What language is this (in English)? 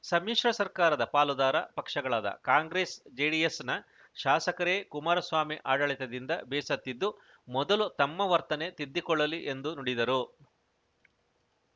Kannada